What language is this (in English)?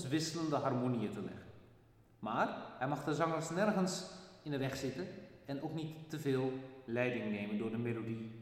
Dutch